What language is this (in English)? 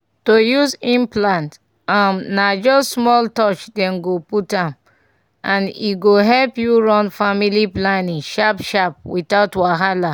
Nigerian Pidgin